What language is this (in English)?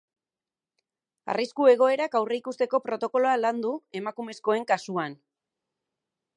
Basque